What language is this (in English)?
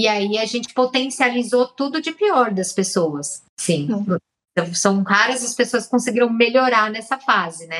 Portuguese